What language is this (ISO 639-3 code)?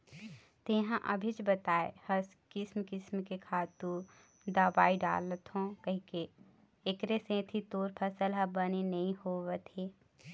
hne